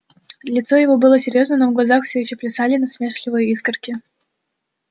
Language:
Russian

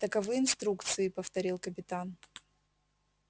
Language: Russian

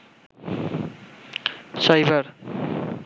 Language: Bangla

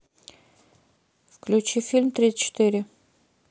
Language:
Russian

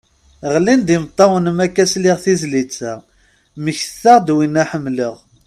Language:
Kabyle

